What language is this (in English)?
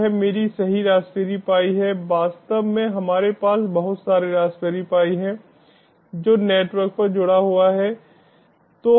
Hindi